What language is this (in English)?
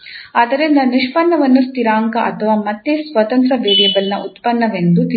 Kannada